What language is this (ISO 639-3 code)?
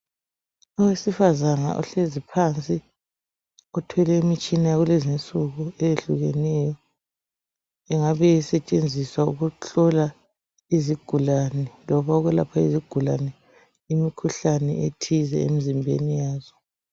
nde